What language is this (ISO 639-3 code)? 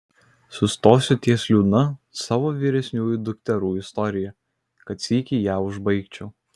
lit